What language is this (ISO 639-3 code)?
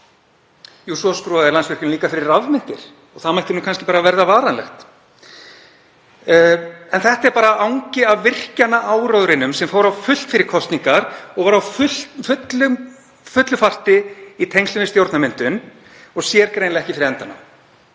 isl